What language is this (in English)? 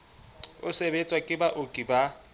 Southern Sotho